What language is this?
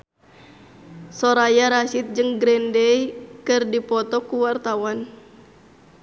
Sundanese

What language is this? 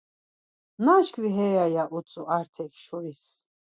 Laz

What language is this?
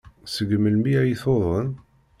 Kabyle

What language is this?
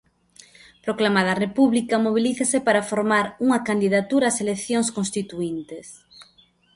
Galician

